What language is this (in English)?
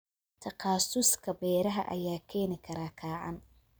Somali